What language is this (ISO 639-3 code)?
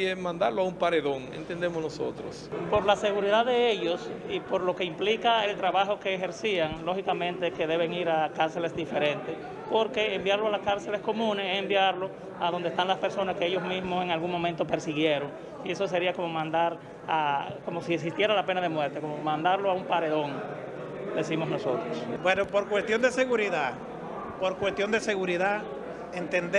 spa